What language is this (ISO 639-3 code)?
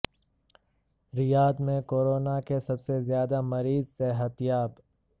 urd